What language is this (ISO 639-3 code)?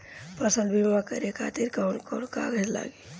bho